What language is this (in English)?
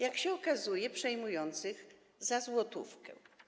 Polish